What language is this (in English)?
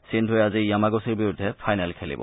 Assamese